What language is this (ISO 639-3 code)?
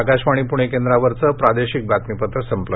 mar